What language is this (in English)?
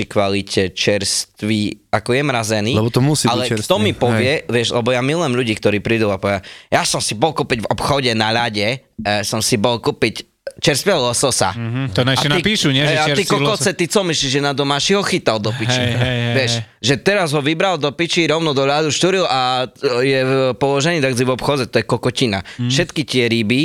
Slovak